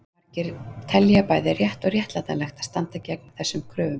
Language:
Icelandic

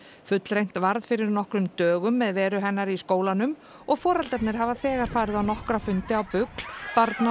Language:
Icelandic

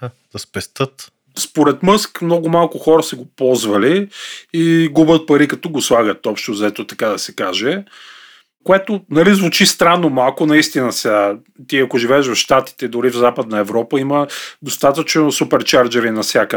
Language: Bulgarian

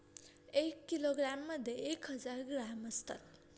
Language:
Marathi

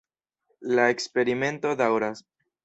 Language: Esperanto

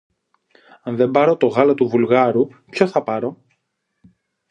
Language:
Greek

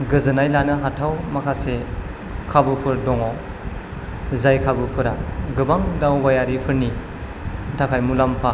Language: Bodo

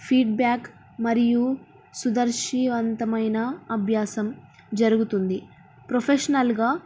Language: Telugu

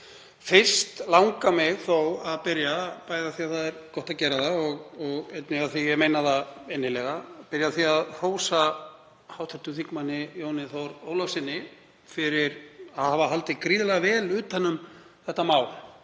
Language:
Icelandic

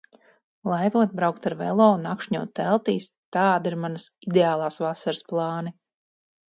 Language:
Latvian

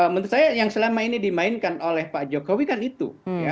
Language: Indonesian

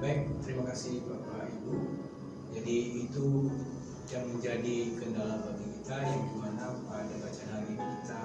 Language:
Indonesian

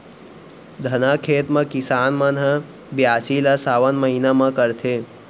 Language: Chhattisgarhi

